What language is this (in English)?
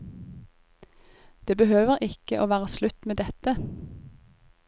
Norwegian